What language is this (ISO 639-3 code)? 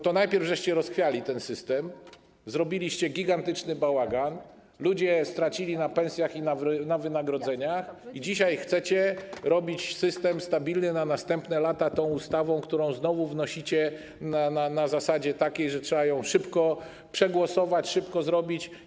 pol